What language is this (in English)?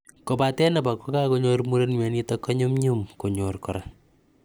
Kalenjin